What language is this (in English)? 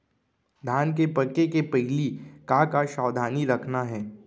Chhattisgarhi